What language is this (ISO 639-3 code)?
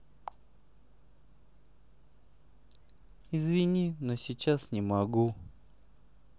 rus